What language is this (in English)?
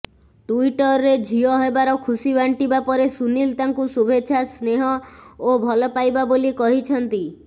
Odia